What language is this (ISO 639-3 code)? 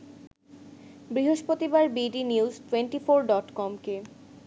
ben